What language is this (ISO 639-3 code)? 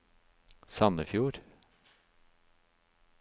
nor